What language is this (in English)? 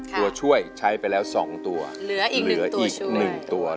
Thai